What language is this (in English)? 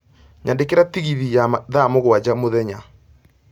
Kikuyu